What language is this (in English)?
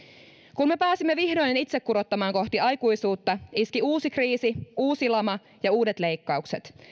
Finnish